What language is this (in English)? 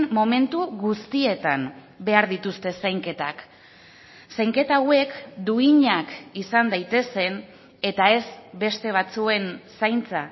Basque